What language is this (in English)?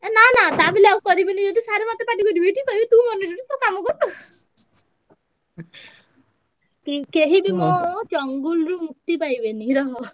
Odia